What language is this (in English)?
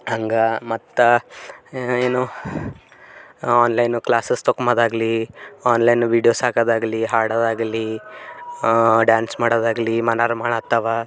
Kannada